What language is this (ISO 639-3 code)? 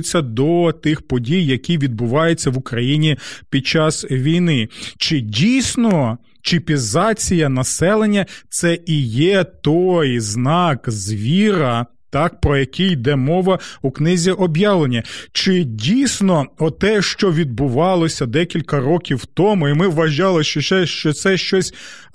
ukr